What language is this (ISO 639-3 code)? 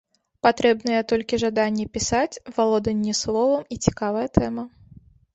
bel